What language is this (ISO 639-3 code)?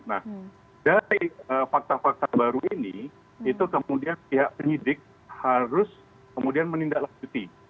ind